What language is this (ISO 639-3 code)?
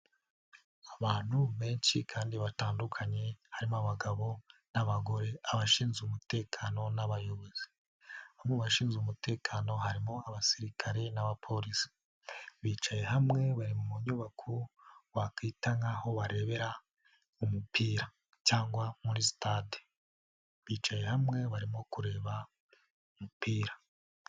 kin